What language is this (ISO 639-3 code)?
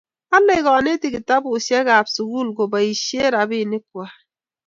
kln